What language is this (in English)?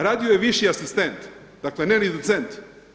Croatian